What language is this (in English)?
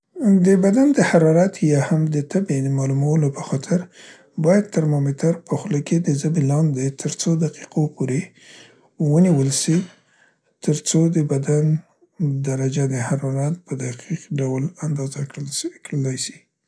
Central Pashto